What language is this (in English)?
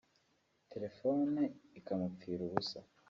Kinyarwanda